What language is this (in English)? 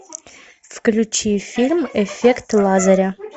Russian